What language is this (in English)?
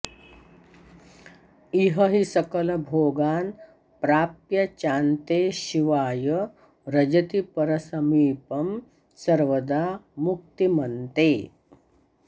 Sanskrit